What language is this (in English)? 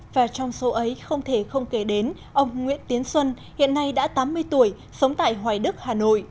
Vietnamese